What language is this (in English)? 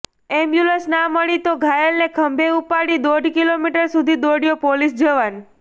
Gujarati